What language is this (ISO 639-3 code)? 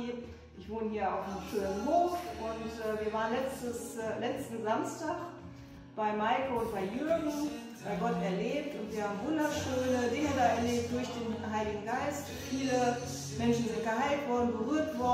deu